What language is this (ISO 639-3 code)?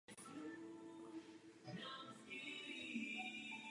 ces